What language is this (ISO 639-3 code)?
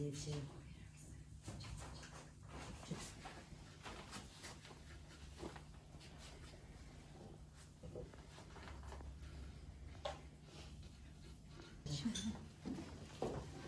tur